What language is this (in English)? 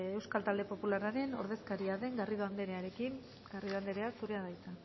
Basque